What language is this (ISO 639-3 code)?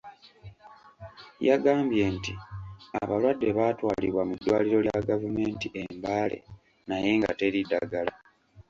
lug